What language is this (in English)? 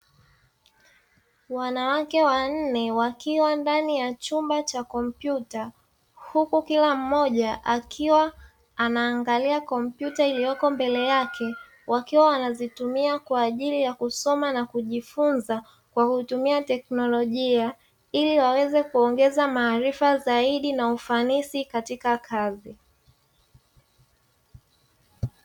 Swahili